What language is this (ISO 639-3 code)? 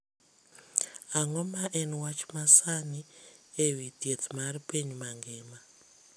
luo